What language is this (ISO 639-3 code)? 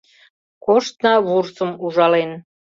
chm